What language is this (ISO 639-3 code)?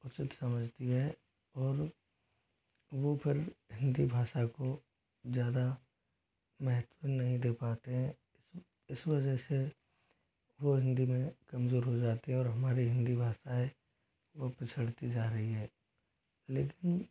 hin